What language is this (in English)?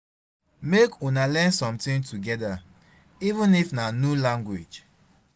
Nigerian Pidgin